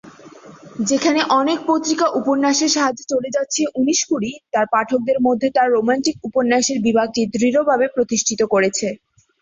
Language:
Bangla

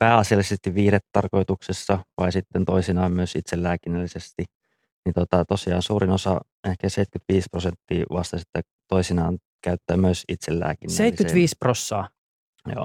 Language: Finnish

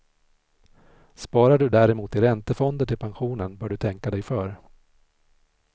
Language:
Swedish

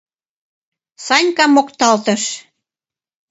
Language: Mari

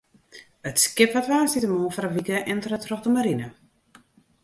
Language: Western Frisian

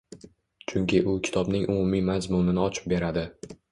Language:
Uzbek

